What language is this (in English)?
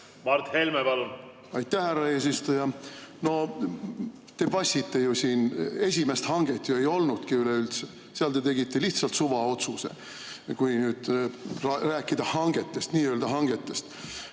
Estonian